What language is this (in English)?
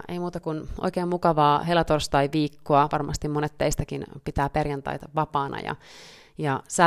Finnish